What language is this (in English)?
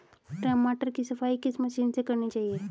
Hindi